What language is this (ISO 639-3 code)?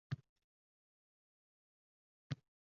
uzb